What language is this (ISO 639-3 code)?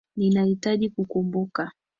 swa